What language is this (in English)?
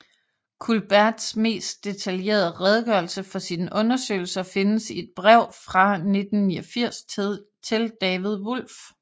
Danish